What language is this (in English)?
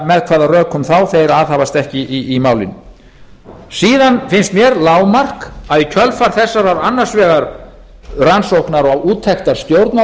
Icelandic